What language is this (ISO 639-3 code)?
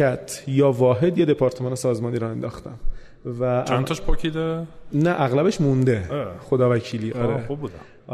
fas